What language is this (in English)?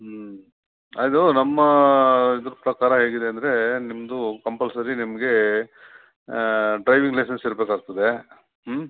Kannada